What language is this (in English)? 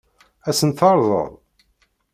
Kabyle